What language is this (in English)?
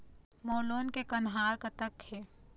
Chhattisgarhi